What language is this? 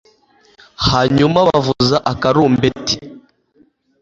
Kinyarwanda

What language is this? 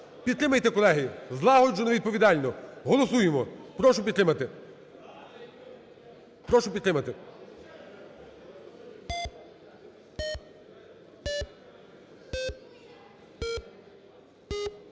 Ukrainian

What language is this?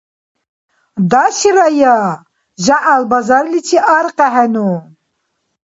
Dargwa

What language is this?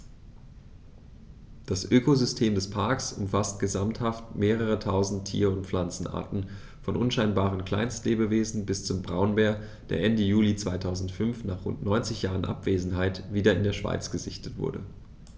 German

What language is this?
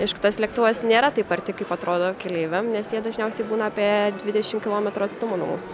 Lithuanian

